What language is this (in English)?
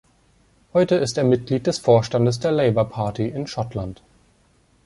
German